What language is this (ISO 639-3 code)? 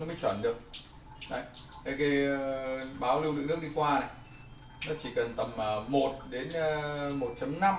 vie